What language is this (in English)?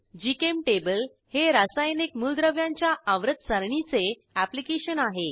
Marathi